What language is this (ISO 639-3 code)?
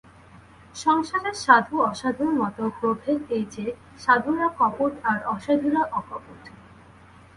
ben